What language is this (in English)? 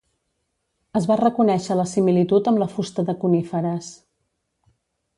Catalan